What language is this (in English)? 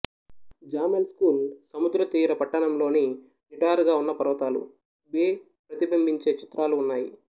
Telugu